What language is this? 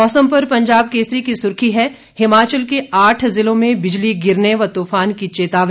Hindi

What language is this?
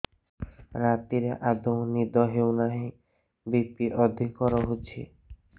Odia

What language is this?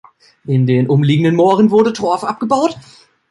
German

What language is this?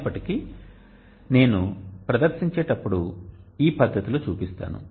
Telugu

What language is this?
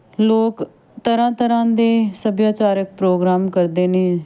Punjabi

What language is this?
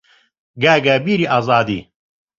Central Kurdish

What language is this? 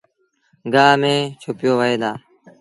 Sindhi Bhil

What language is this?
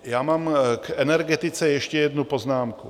Czech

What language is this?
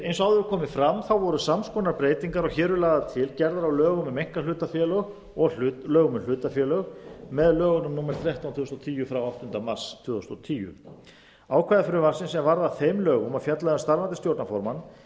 Icelandic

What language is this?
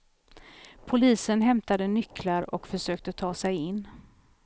Swedish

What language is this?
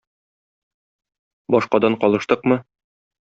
Tatar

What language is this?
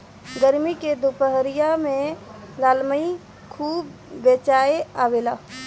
Bhojpuri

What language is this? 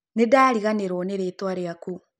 Kikuyu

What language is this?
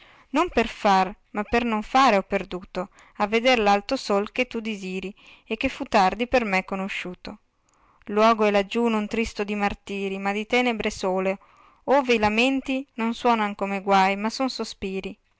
Italian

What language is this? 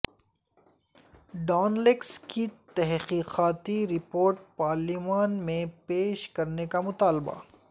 Urdu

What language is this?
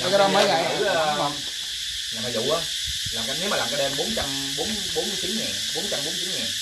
Vietnamese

